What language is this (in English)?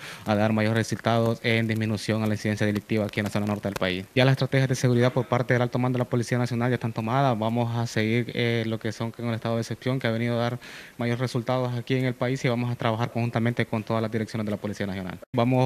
Spanish